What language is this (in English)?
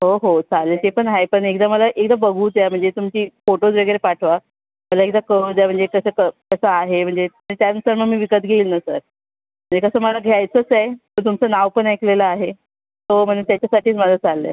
Marathi